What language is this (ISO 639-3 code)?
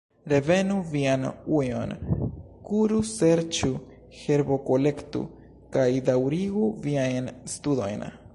epo